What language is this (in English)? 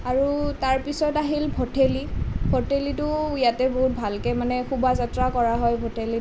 Assamese